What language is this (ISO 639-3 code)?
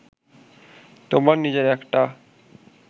ben